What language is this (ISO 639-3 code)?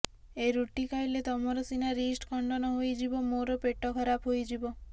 ori